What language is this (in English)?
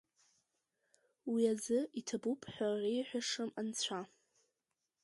Abkhazian